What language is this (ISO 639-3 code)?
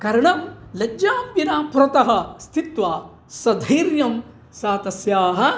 san